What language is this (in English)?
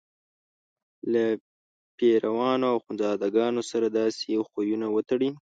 Pashto